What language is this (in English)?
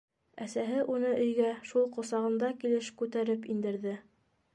Bashkir